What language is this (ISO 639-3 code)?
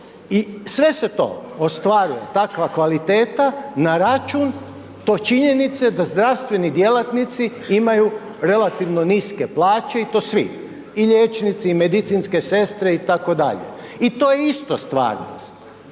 hrv